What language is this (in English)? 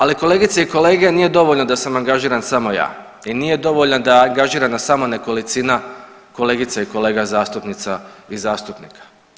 Croatian